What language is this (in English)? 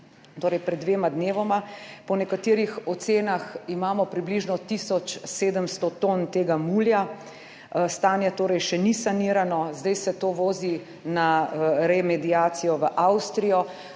Slovenian